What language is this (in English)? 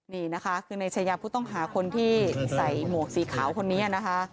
Thai